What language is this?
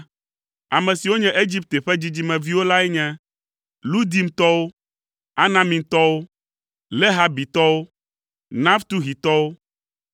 Ewe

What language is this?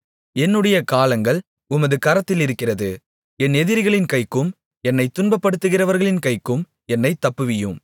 Tamil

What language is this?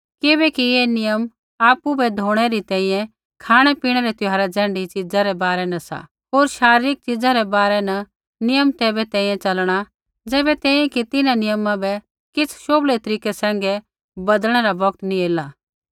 Kullu Pahari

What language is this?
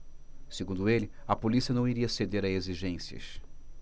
Portuguese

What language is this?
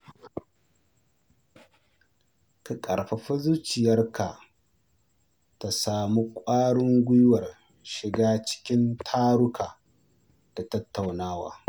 Hausa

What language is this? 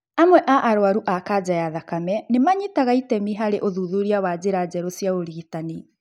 Kikuyu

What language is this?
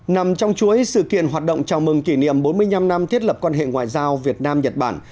Vietnamese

